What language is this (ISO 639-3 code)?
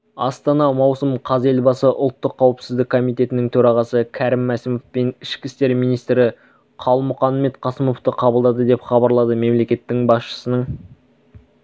kaz